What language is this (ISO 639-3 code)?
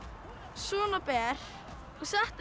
isl